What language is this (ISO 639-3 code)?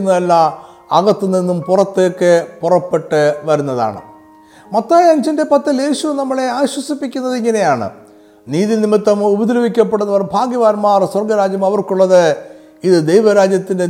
mal